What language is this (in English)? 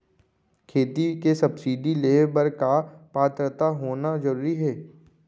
Chhattisgarhi